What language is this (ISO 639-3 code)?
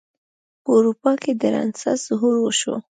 pus